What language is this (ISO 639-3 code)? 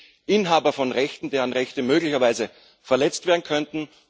deu